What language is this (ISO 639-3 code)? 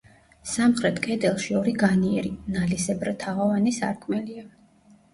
kat